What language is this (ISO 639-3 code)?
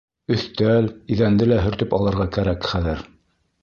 bak